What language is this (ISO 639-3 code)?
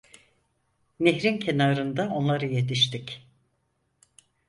tur